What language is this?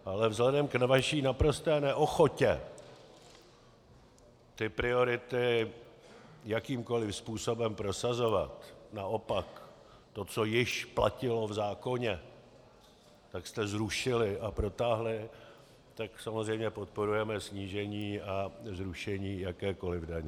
Czech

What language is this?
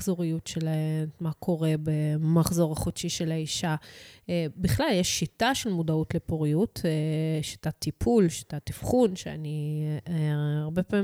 Hebrew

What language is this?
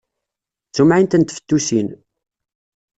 Kabyle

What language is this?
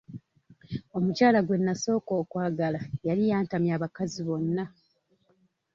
Ganda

